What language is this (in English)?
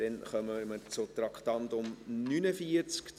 Swiss German